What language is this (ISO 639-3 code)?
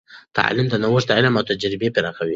pus